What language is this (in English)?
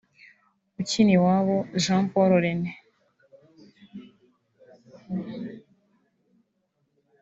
Kinyarwanda